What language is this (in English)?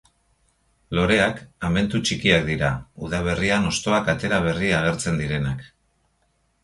Basque